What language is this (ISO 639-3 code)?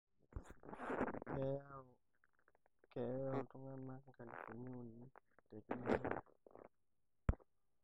mas